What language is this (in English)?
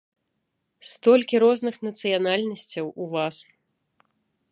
Belarusian